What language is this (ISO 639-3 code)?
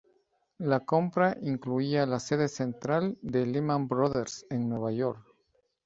spa